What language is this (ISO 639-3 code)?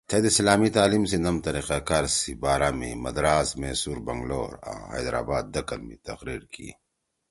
trw